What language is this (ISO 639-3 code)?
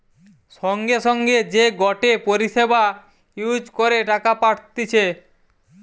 ben